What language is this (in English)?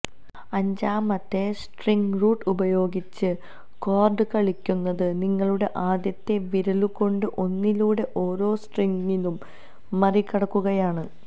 Malayalam